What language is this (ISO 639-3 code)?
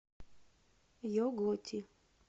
rus